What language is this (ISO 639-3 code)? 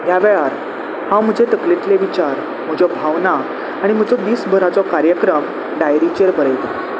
kok